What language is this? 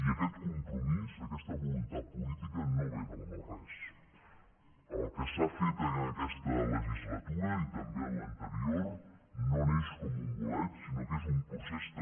Catalan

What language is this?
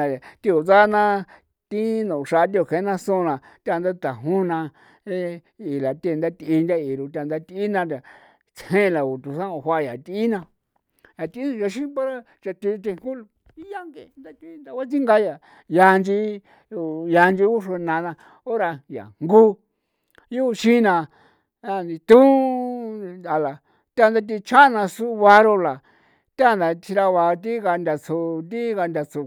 San Felipe Otlaltepec Popoloca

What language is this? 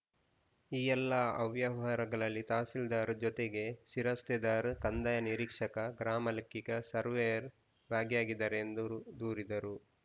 Kannada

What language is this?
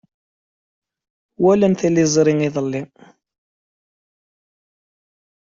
Kabyle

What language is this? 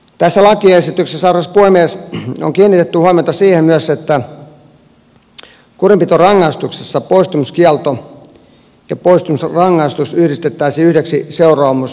Finnish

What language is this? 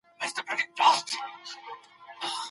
Pashto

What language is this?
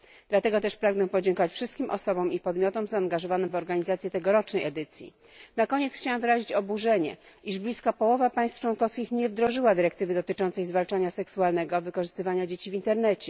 Polish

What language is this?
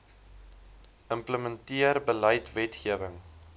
Afrikaans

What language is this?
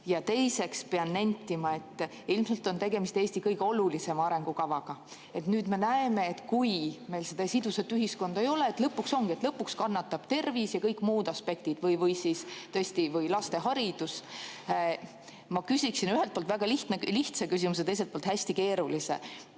Estonian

